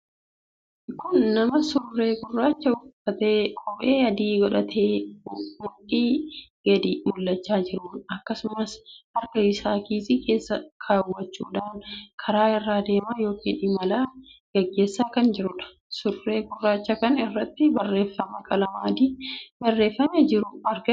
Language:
Oromo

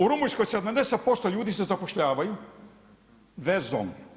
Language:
Croatian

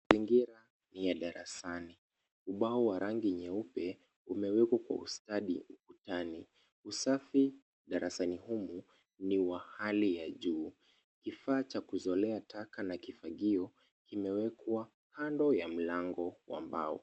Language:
Swahili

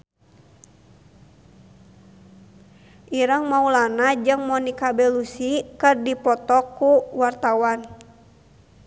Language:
Sundanese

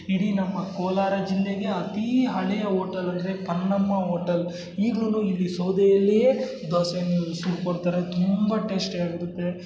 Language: Kannada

